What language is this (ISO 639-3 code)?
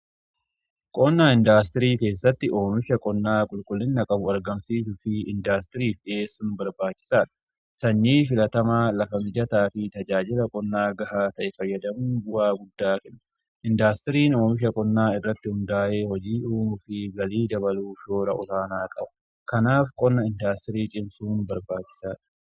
orm